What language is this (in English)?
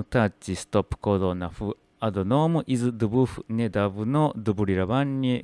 Japanese